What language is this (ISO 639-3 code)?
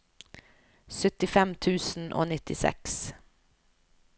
nor